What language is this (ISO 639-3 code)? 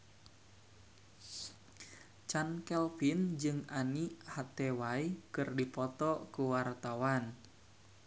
sun